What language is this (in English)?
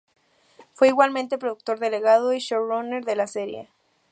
Spanish